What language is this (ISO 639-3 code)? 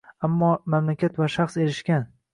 uzb